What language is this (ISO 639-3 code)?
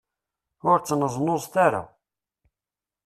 kab